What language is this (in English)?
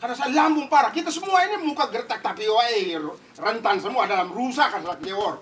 Indonesian